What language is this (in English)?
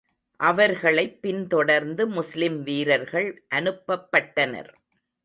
Tamil